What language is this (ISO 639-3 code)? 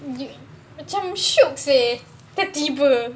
eng